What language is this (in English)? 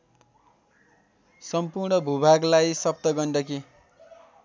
Nepali